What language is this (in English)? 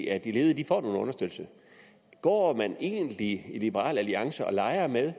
Danish